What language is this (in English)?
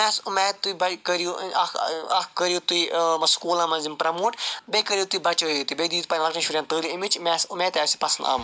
Kashmiri